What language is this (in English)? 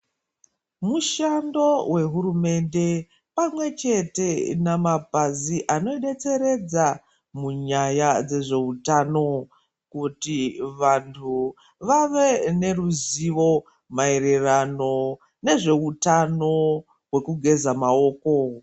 Ndau